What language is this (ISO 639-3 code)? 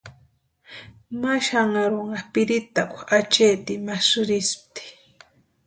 pua